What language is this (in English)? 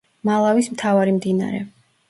Georgian